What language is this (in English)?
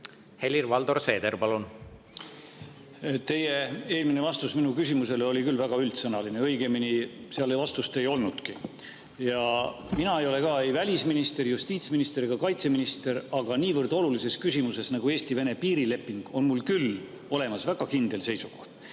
Estonian